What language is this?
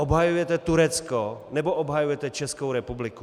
Czech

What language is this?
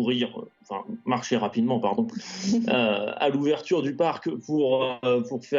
French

